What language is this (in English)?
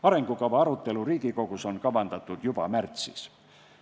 Estonian